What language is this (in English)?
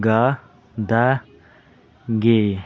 Manipuri